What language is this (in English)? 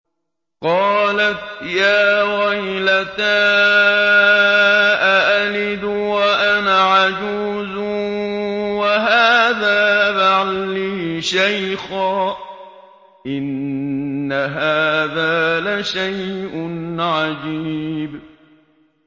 Arabic